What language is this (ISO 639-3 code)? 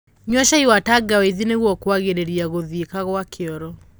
kik